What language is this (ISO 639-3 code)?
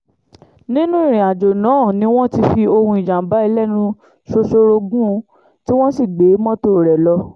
yor